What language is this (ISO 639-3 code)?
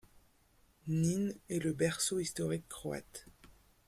fra